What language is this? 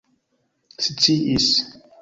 Esperanto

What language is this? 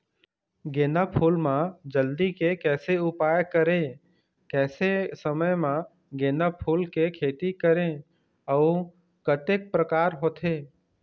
Chhattisgarhi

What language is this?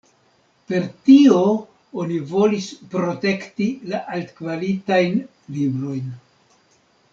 Esperanto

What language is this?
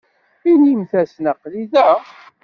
Kabyle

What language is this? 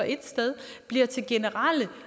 Danish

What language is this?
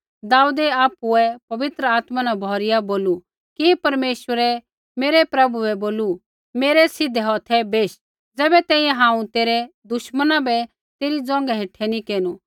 Kullu Pahari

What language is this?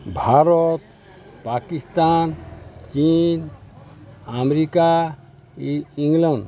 Odia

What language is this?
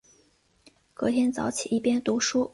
Chinese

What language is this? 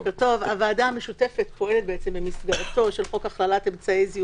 Hebrew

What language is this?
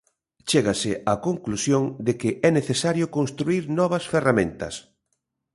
Galician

